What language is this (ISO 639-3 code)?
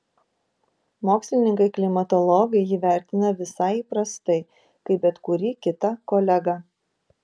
lit